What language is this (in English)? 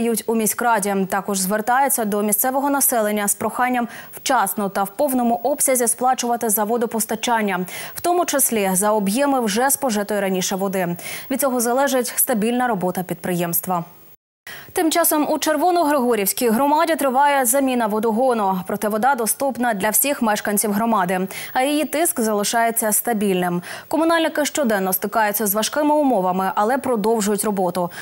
Ukrainian